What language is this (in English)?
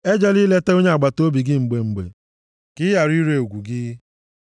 Igbo